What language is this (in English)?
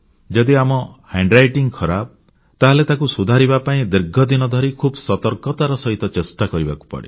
Odia